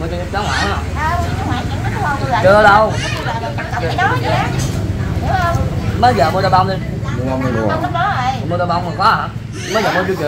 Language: Vietnamese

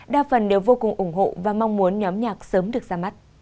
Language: Vietnamese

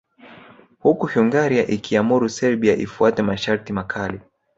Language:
Swahili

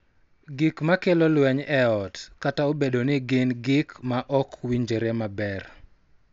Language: Luo (Kenya and Tanzania)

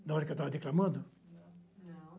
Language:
Portuguese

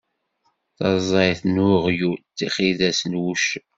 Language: Kabyle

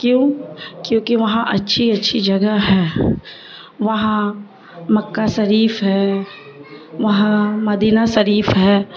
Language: Urdu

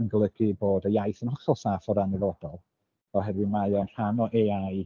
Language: Welsh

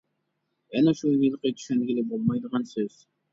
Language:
Uyghur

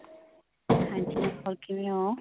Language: Punjabi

